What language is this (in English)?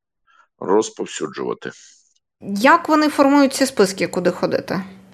Ukrainian